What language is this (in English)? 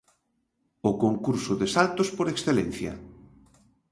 Galician